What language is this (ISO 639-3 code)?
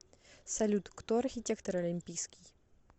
rus